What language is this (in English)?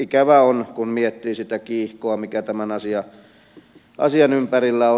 Finnish